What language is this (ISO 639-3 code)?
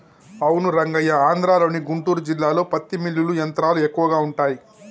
tel